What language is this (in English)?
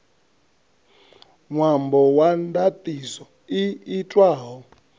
Venda